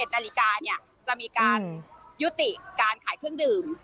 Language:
Thai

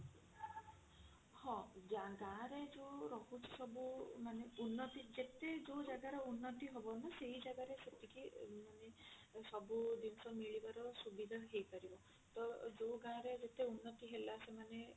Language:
Odia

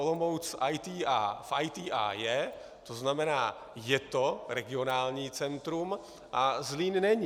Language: Czech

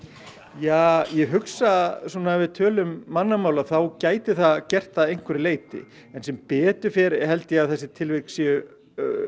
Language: Icelandic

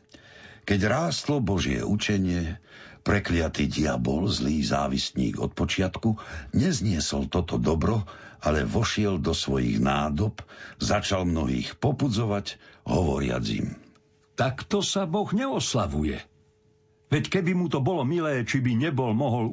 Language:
Slovak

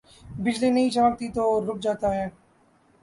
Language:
Urdu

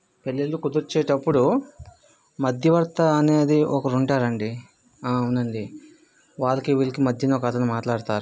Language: Telugu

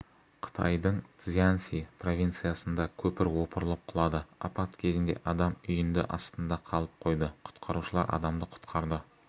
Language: Kazakh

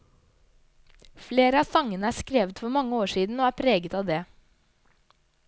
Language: Norwegian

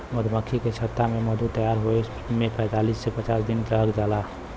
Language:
Bhojpuri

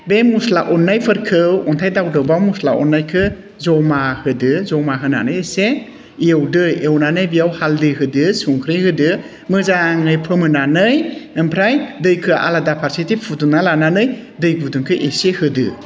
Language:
Bodo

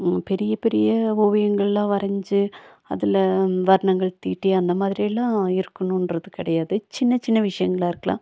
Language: Tamil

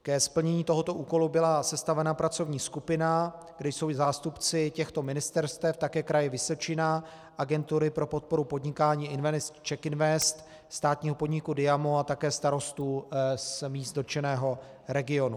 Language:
Czech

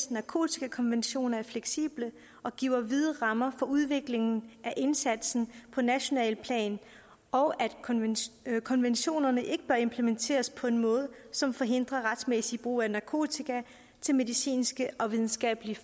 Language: Danish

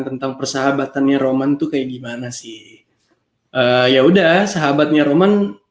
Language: Indonesian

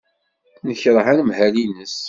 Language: Kabyle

